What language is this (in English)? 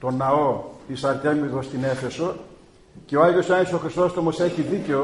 Greek